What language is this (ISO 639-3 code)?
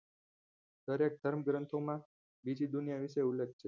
guj